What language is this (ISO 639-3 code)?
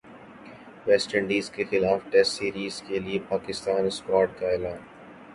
urd